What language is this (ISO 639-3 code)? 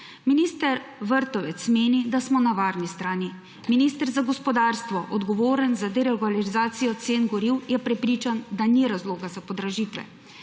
slv